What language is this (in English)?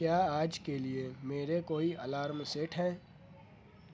Urdu